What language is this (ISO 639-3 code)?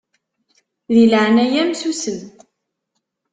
kab